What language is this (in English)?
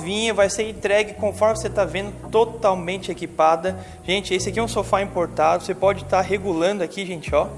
Portuguese